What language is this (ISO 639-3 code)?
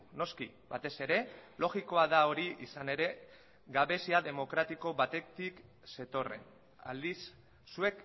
eus